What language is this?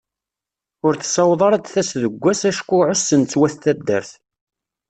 Kabyle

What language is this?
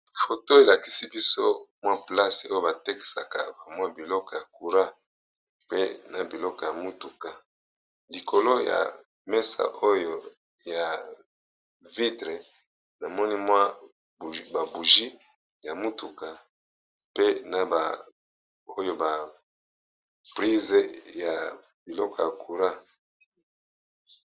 Lingala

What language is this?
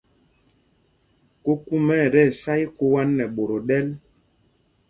Mpumpong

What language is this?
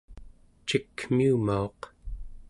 Central Yupik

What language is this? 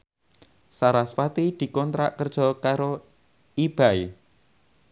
Javanese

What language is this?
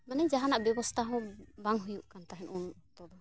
Santali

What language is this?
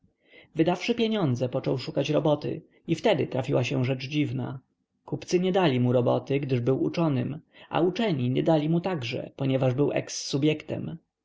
Polish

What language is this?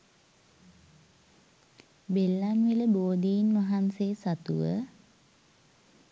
Sinhala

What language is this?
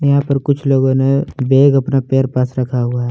Hindi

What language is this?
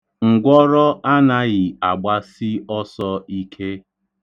Igbo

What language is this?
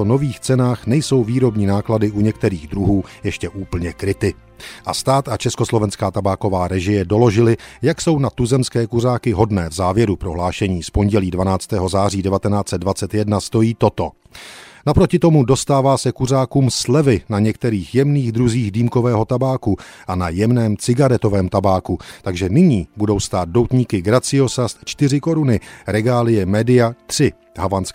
Czech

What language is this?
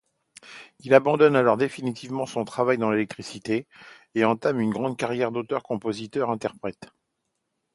French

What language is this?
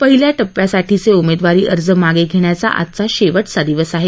Marathi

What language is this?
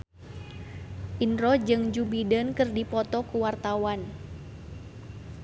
Sundanese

